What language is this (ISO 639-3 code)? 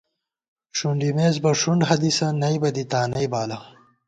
gwt